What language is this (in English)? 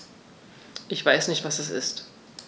German